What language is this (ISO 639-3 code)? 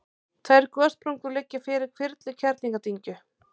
isl